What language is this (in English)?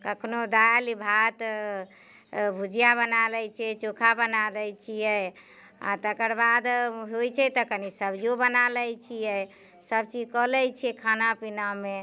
Maithili